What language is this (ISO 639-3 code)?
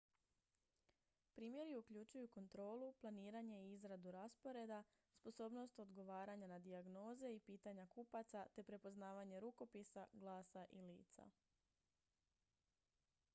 hrv